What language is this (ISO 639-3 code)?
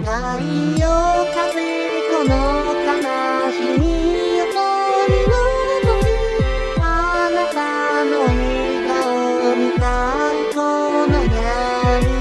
vie